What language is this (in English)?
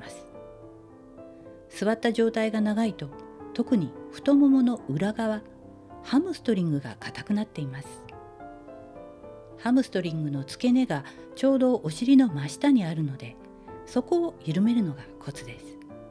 Japanese